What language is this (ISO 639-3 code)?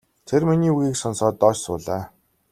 mon